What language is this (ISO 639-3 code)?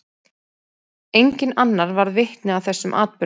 isl